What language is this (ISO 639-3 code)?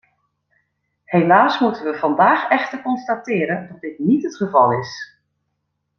nld